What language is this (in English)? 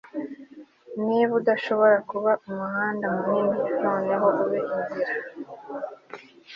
Kinyarwanda